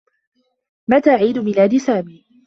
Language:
Arabic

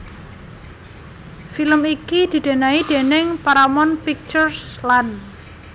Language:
Javanese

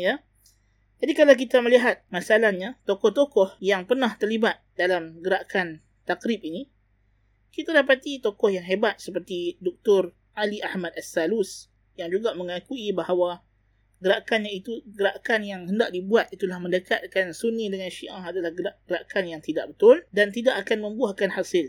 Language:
Malay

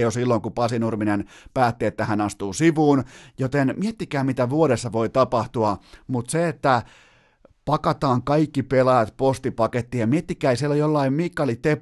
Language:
Finnish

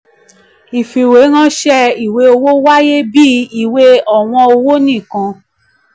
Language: Yoruba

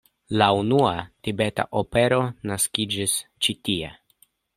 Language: Esperanto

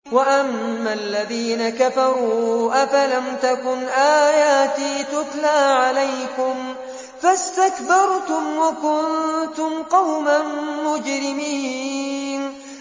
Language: Arabic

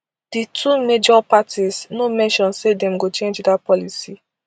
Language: Nigerian Pidgin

